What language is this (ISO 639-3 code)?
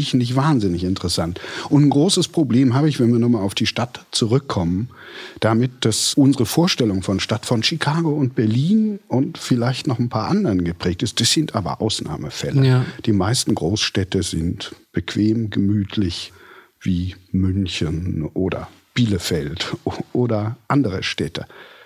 deu